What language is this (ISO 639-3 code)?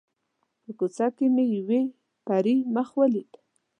pus